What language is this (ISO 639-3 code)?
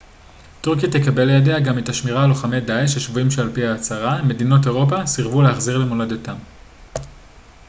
heb